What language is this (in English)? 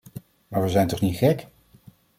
Dutch